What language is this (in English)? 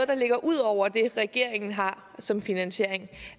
Danish